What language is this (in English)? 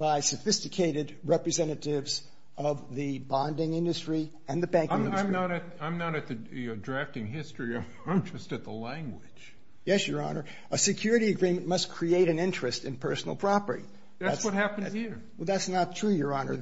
English